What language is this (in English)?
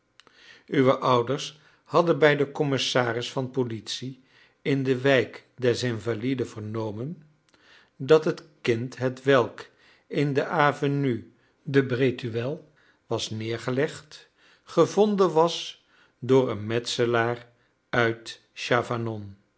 Dutch